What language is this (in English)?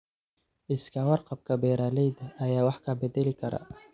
Somali